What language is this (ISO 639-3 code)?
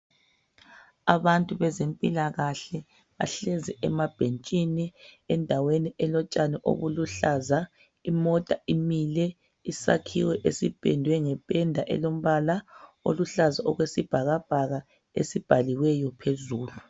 nde